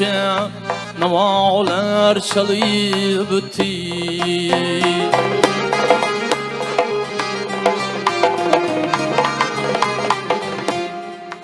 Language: Turkish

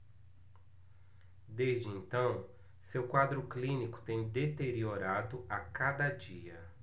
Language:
Portuguese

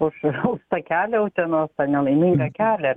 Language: Lithuanian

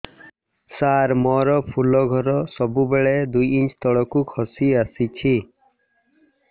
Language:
Odia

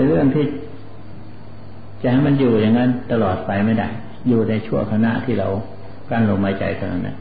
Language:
Thai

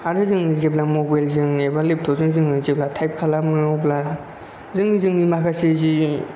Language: Bodo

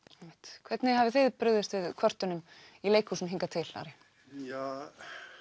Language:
Icelandic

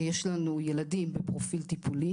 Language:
Hebrew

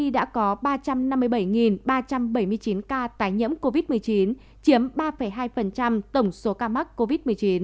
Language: Vietnamese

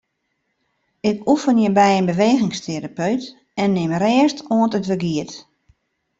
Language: Western Frisian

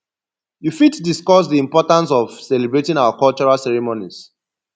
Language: Nigerian Pidgin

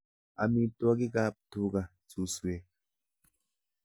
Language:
Kalenjin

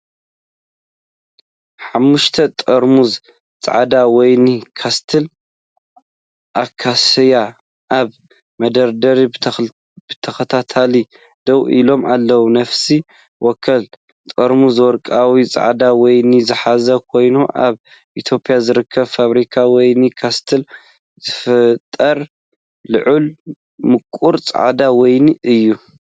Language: Tigrinya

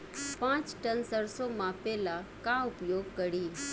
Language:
Bhojpuri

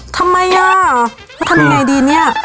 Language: Thai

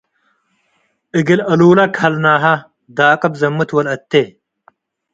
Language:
Tigre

